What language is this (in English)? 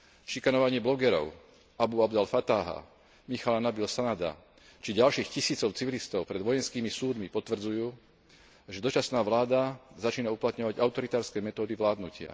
Slovak